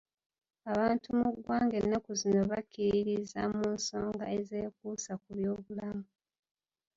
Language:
Ganda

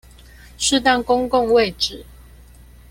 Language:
Chinese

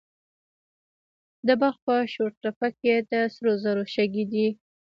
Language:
Pashto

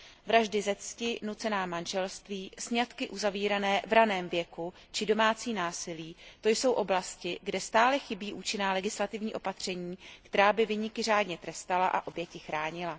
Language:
Czech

